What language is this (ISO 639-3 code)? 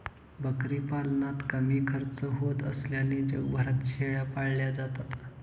mar